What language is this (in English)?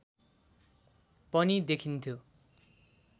Nepali